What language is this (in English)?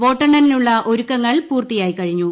Malayalam